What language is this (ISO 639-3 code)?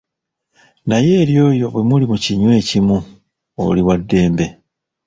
lug